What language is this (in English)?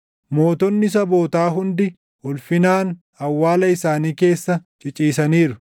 Oromo